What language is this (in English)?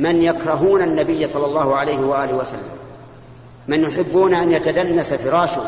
Arabic